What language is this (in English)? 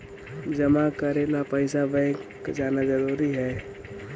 Magahi